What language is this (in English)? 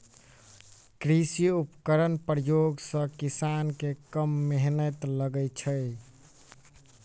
Maithili